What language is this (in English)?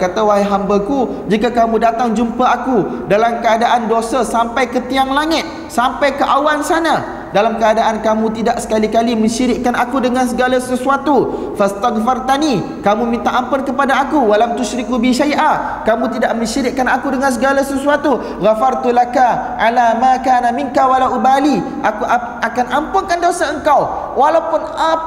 Malay